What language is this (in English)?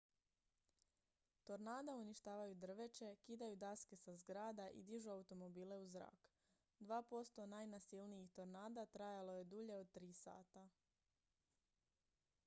Croatian